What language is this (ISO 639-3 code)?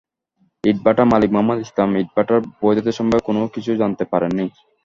ben